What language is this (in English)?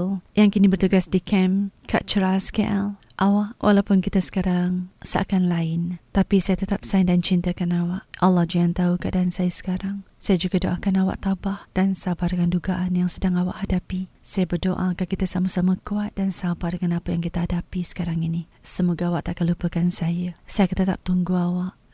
Malay